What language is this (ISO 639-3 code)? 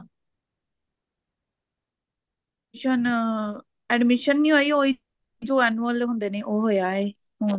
pan